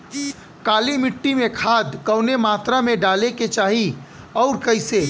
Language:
Bhojpuri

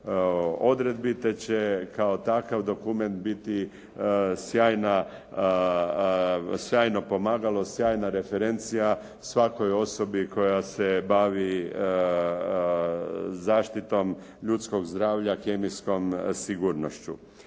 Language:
Croatian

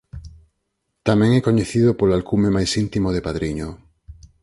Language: Galician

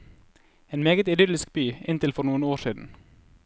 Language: Norwegian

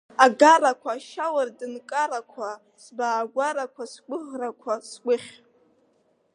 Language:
Abkhazian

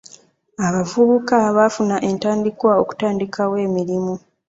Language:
Ganda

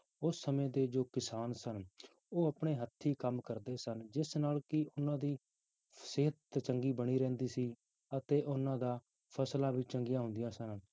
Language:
Punjabi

